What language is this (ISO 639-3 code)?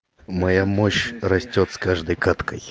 rus